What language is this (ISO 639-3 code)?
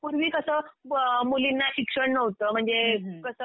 mar